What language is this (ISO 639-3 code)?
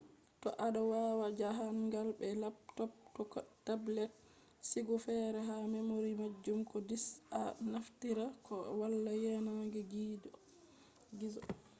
ful